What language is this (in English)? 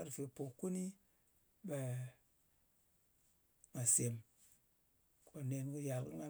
Ngas